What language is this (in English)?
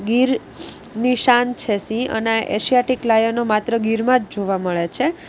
Gujarati